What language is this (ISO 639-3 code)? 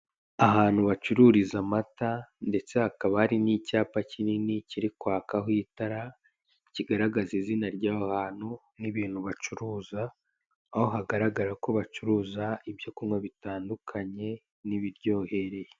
kin